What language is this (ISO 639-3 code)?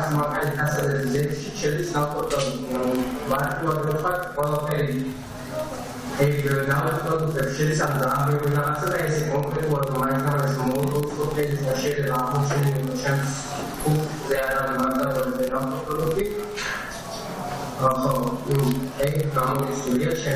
ron